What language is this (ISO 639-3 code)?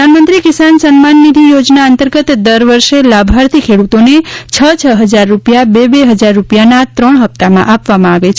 guj